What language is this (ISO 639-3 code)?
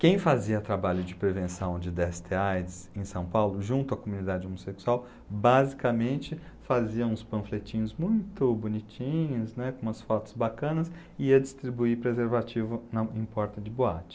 por